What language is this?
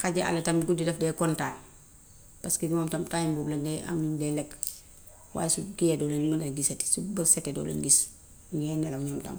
Gambian Wolof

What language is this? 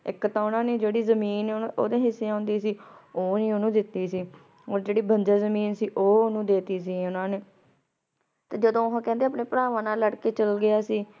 Punjabi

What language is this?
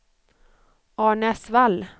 Swedish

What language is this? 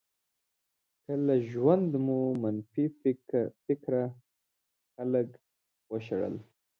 Pashto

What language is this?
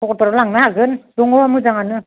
Bodo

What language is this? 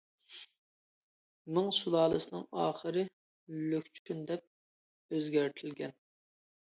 Uyghur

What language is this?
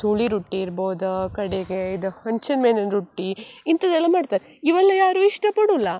Kannada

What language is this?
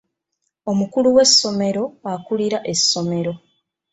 Ganda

